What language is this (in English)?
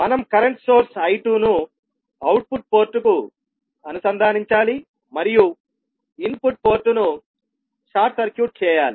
Telugu